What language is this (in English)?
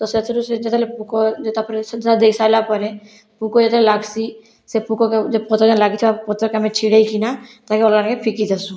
Odia